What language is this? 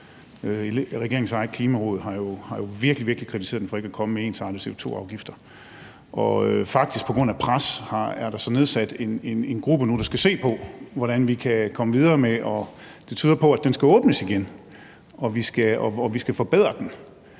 Danish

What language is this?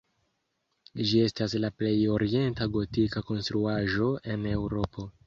Esperanto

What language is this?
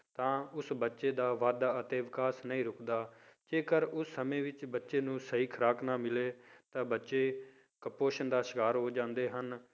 Punjabi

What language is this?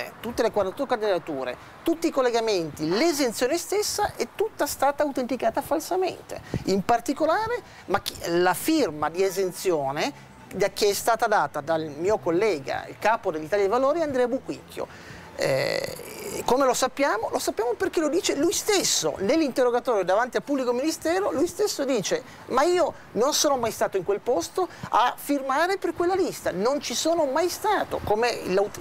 Italian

